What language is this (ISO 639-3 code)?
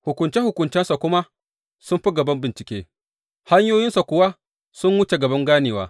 hau